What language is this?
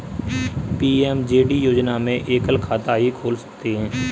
Hindi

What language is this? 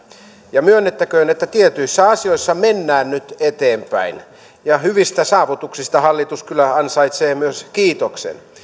Finnish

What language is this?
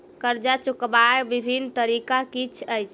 Maithili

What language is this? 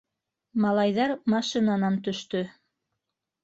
Bashkir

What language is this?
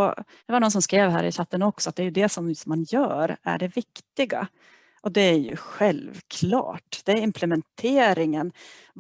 Swedish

